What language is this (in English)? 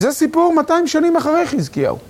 Hebrew